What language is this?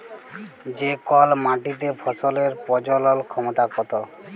Bangla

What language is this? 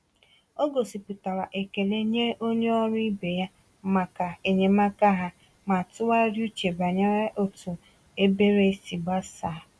Igbo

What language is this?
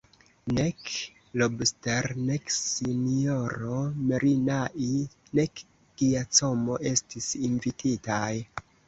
Esperanto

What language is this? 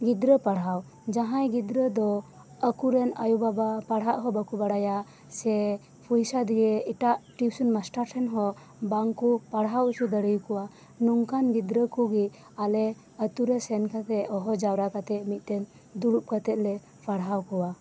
Santali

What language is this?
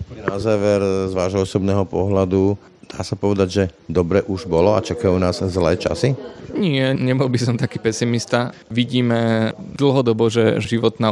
Slovak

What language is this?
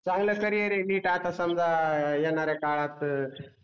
Marathi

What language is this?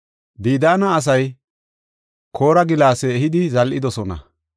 Gofa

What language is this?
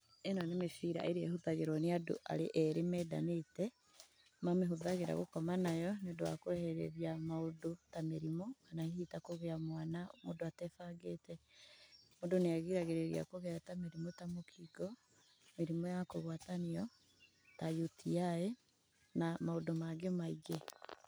Kikuyu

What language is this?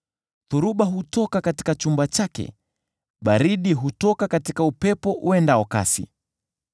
Swahili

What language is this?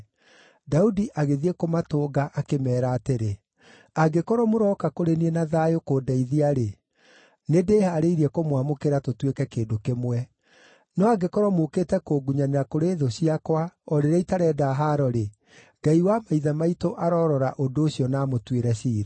Kikuyu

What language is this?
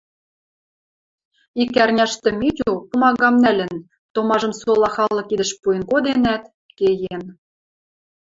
Western Mari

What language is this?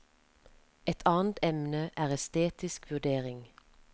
Norwegian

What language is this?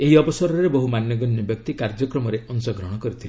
Odia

